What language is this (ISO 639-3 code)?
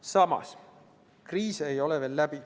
est